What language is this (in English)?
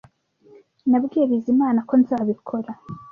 Kinyarwanda